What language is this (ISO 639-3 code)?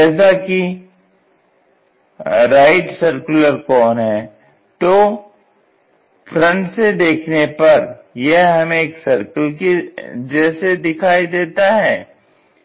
hin